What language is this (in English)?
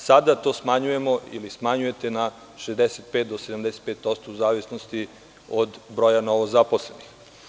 Serbian